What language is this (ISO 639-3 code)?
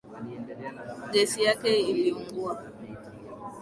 swa